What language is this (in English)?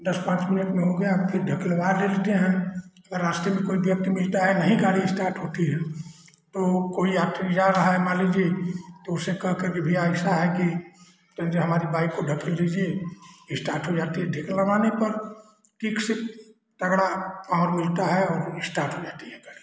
Hindi